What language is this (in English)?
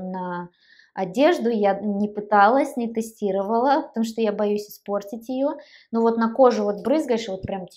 Russian